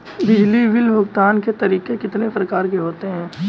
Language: Hindi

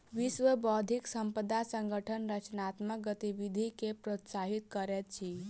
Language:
Maithili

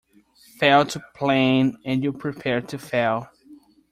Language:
English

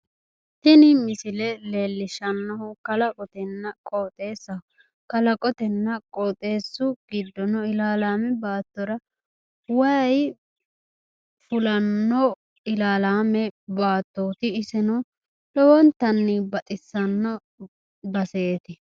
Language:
Sidamo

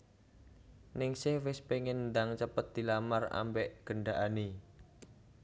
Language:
Javanese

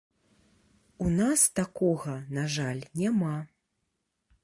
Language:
Belarusian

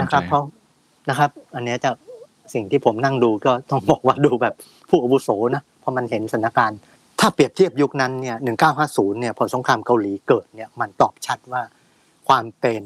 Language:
Thai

